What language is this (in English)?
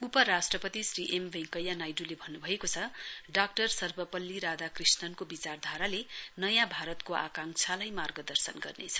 Nepali